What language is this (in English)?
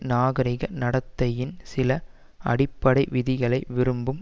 Tamil